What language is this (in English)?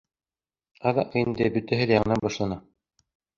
Bashkir